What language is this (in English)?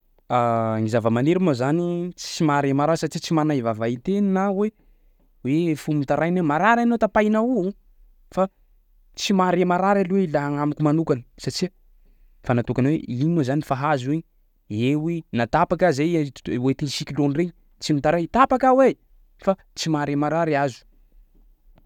Sakalava Malagasy